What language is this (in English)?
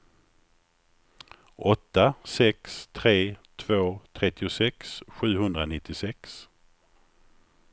Swedish